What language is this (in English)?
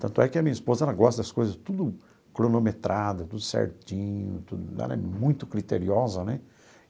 Portuguese